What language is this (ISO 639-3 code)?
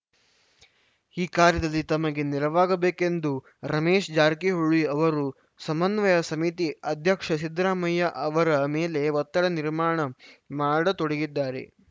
kan